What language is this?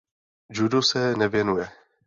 Czech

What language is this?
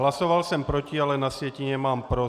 Czech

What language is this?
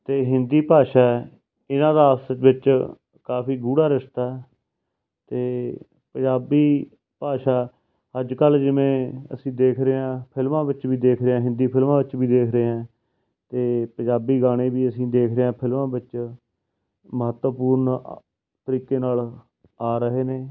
Punjabi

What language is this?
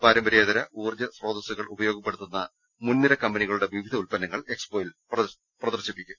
Malayalam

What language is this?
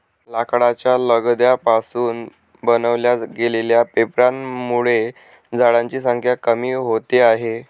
Marathi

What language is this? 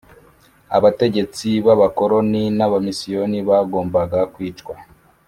Kinyarwanda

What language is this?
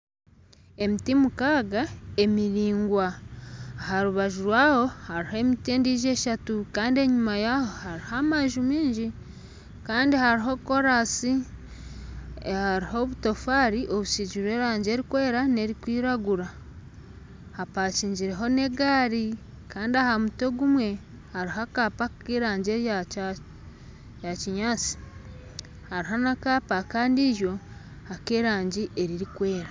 Nyankole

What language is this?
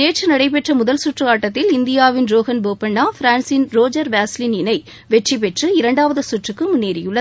Tamil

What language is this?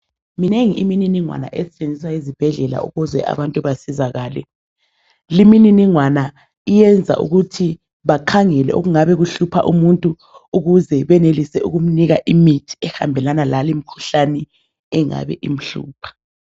North Ndebele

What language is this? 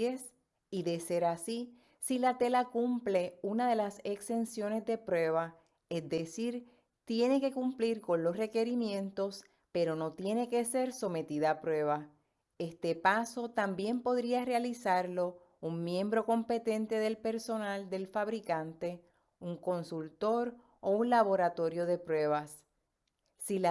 Spanish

